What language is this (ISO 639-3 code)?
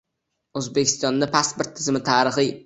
uzb